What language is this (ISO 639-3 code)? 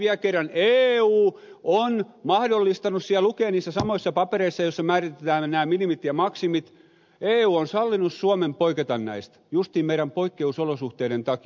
fin